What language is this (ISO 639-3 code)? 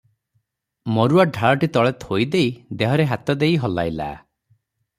ori